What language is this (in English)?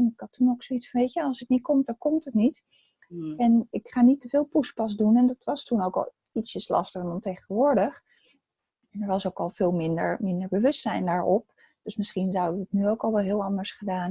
Dutch